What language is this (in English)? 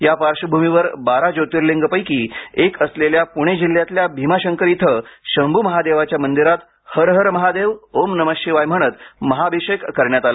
Marathi